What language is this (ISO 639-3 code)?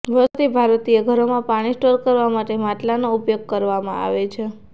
guj